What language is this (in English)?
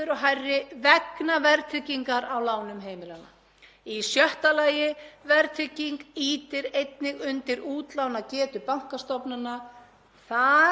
Icelandic